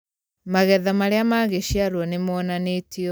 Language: Kikuyu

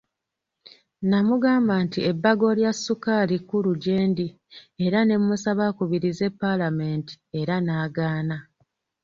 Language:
Ganda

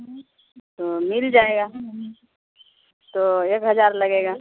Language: Urdu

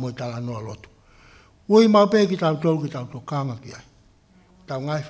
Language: Filipino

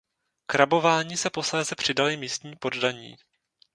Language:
Czech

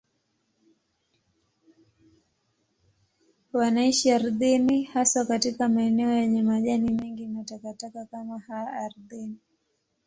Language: Swahili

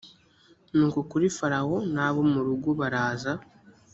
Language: Kinyarwanda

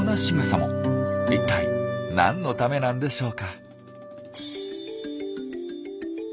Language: Japanese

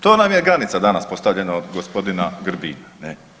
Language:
Croatian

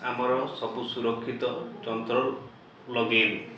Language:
Odia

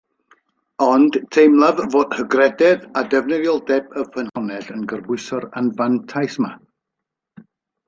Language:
Welsh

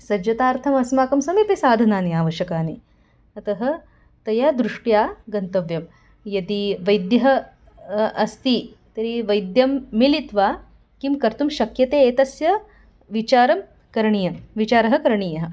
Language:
Sanskrit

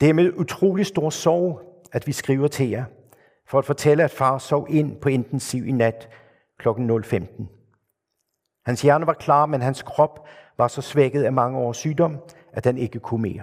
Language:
Danish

